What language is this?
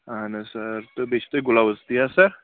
Kashmiri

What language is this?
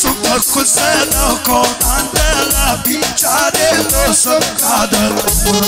Romanian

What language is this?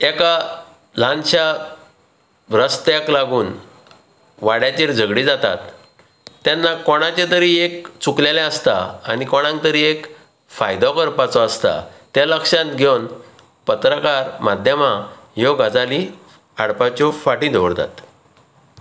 Konkani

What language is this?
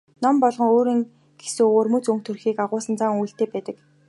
Mongolian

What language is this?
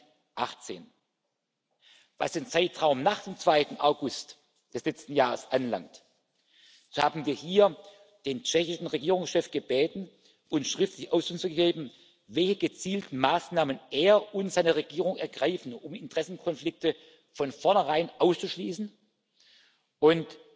German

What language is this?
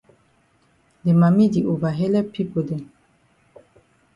Cameroon Pidgin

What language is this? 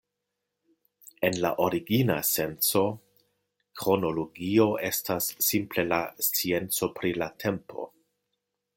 Esperanto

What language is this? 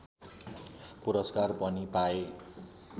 Nepali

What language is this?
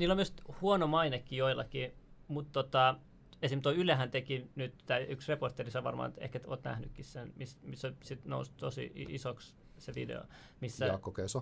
Finnish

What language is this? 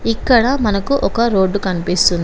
Telugu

